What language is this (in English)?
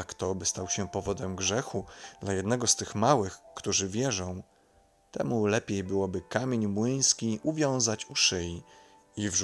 Polish